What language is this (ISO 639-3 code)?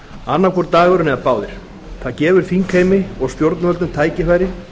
isl